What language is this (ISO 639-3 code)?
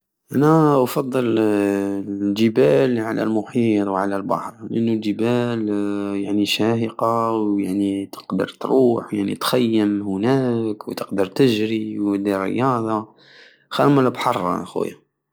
aao